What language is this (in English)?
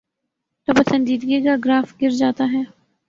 Urdu